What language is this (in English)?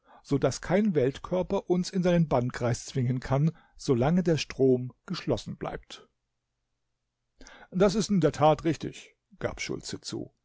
German